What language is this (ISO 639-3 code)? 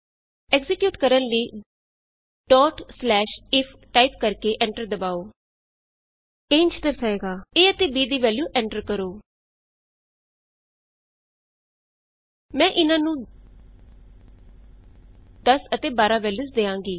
pan